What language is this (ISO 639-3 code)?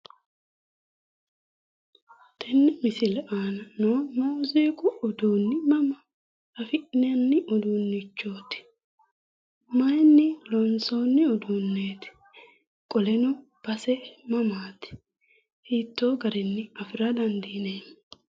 sid